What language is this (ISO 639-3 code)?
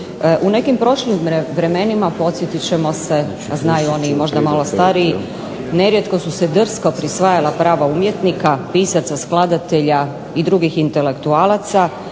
hrv